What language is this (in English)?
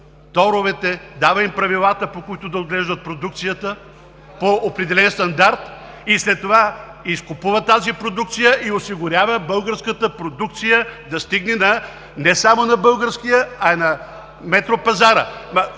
Bulgarian